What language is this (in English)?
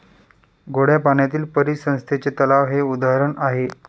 Marathi